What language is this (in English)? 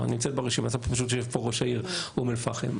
Hebrew